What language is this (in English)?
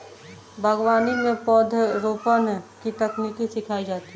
Hindi